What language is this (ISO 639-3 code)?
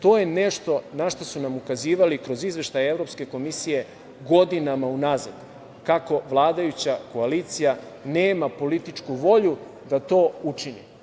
srp